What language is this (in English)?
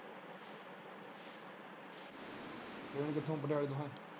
Punjabi